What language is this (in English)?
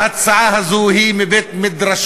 Hebrew